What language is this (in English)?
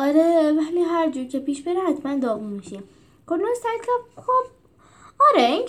Persian